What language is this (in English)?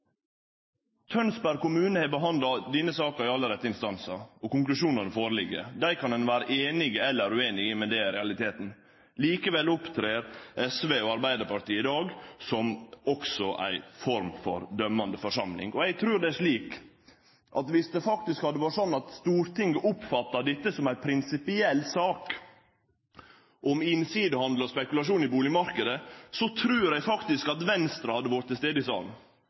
Norwegian Nynorsk